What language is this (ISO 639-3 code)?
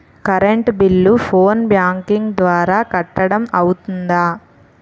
tel